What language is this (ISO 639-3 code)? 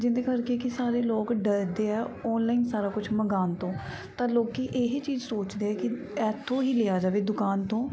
pan